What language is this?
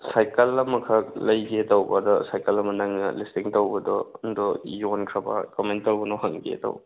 Manipuri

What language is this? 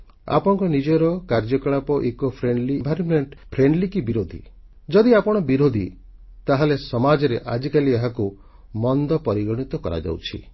Odia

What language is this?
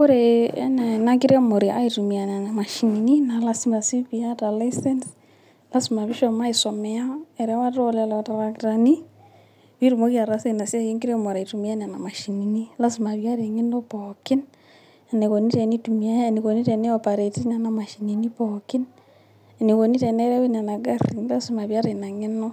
Masai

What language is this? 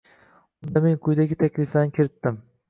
Uzbek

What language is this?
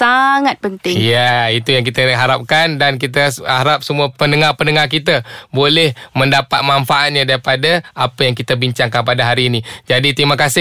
Malay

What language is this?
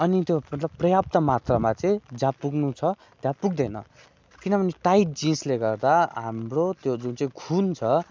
Nepali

